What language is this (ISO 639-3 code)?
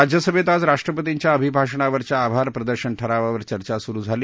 mar